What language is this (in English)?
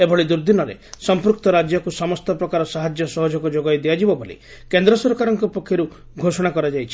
Odia